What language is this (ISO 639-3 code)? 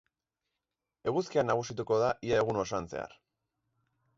eus